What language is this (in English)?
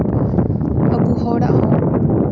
Santali